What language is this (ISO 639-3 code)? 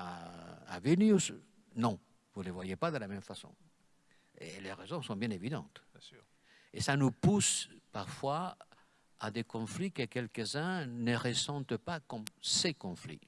fra